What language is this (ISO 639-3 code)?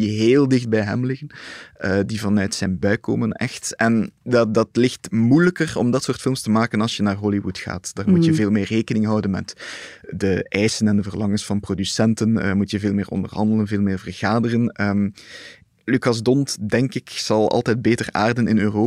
nld